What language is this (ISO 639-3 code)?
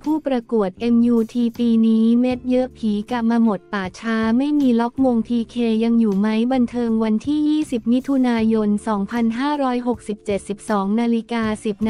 tha